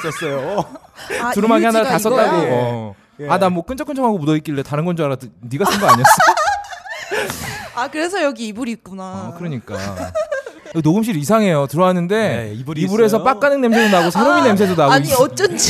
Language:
Korean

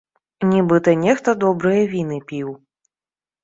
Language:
Belarusian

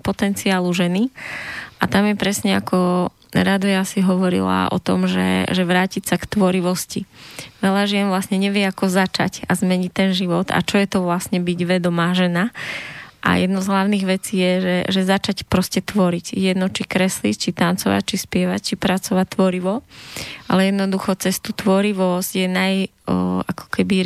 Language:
Slovak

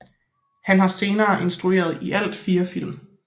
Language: Danish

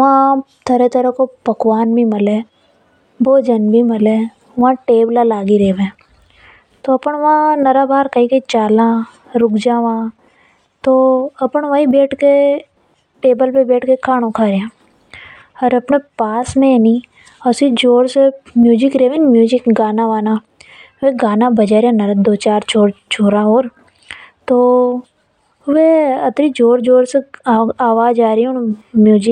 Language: Hadothi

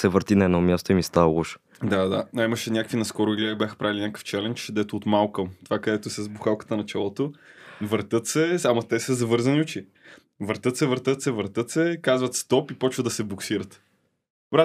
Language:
Bulgarian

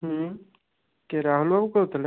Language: Odia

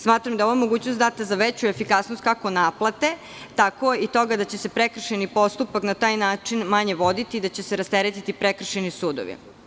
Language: Serbian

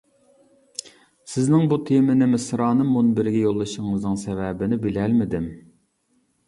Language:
Uyghur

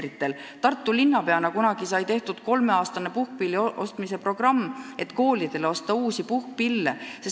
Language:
Estonian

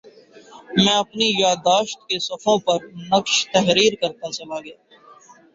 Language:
Urdu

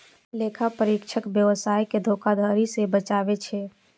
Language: Maithili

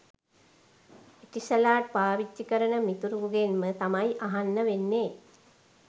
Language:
Sinhala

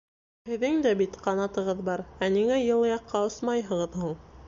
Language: Bashkir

